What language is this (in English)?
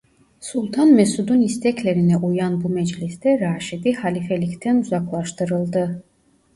Turkish